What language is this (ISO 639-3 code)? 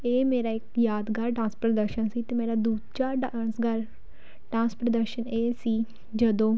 pan